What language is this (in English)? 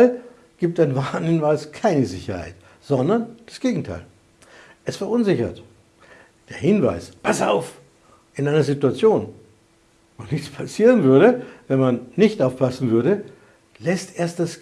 German